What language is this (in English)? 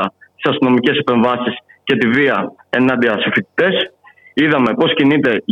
Greek